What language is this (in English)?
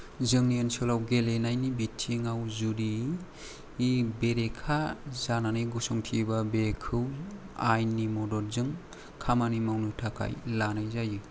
Bodo